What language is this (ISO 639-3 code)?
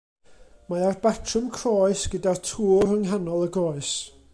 cym